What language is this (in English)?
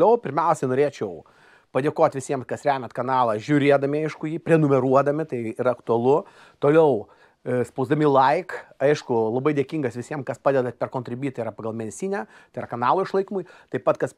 Lithuanian